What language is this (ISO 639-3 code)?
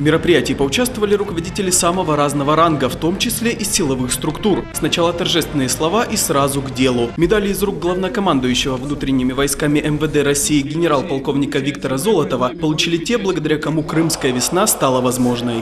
rus